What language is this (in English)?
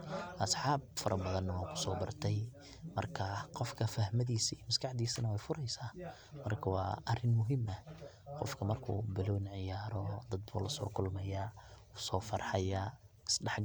Somali